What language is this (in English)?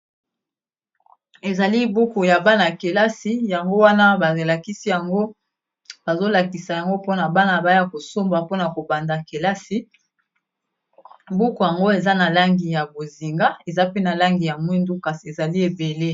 Lingala